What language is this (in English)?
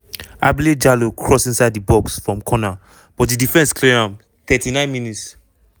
Nigerian Pidgin